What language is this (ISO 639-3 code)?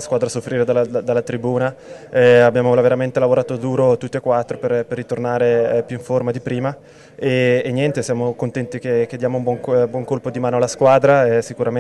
ita